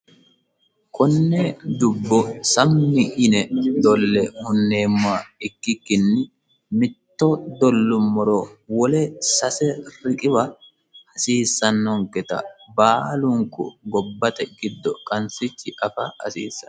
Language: Sidamo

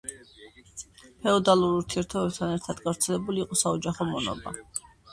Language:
Georgian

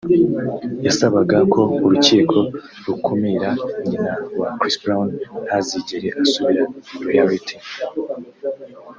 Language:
Kinyarwanda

